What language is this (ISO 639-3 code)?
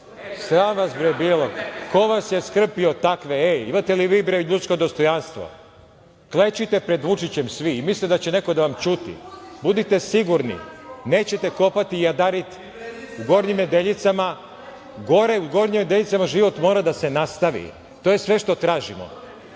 srp